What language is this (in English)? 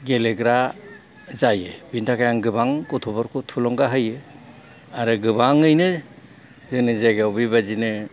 Bodo